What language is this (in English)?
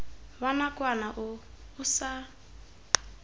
Tswana